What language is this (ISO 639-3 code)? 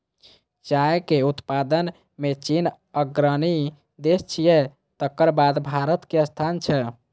mai